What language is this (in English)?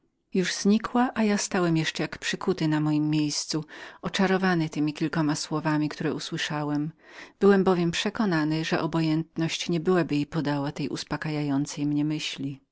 Polish